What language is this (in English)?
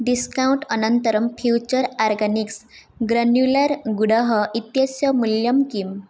Sanskrit